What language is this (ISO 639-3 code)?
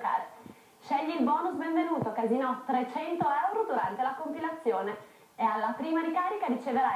ita